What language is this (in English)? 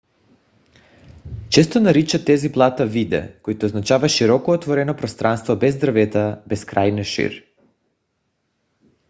Bulgarian